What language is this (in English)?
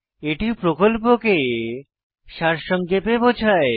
Bangla